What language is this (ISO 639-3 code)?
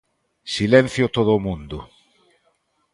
glg